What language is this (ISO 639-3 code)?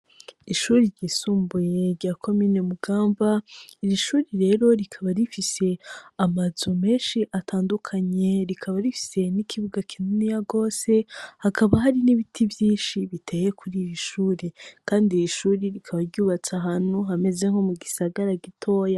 run